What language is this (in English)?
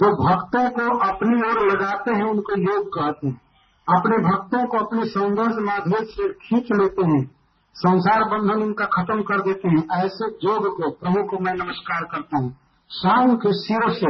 Hindi